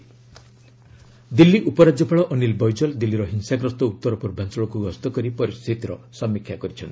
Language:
Odia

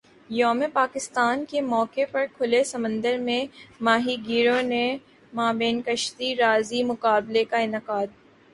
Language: Urdu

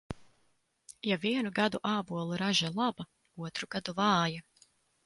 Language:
Latvian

